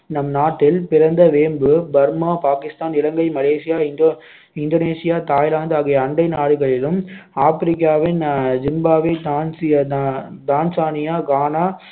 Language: Tamil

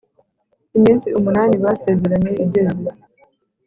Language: Kinyarwanda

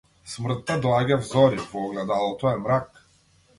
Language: Macedonian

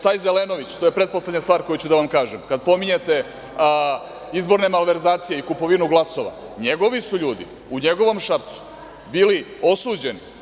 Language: Serbian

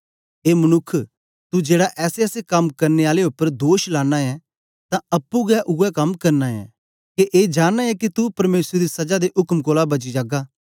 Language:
Dogri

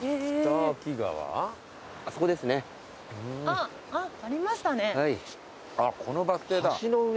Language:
Japanese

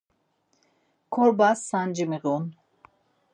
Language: Laz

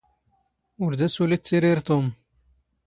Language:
Standard Moroccan Tamazight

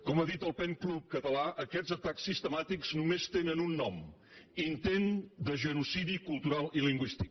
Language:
Catalan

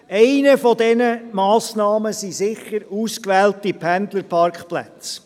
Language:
Swiss German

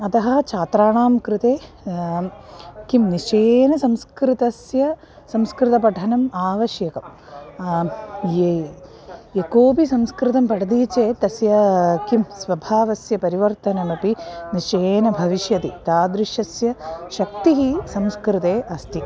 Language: Sanskrit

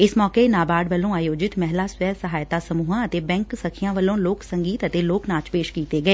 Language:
Punjabi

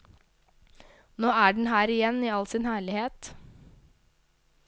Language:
Norwegian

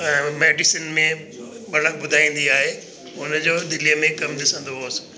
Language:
Sindhi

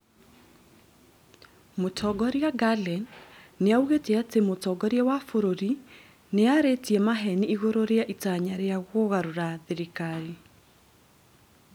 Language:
Kikuyu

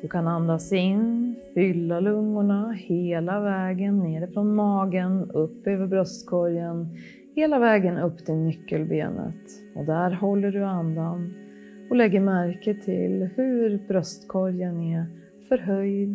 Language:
Swedish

